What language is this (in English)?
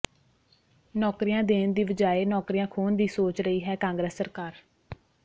Punjabi